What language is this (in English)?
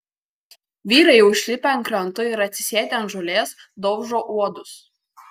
Lithuanian